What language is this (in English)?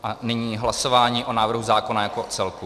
Czech